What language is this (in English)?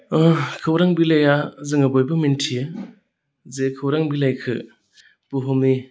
Bodo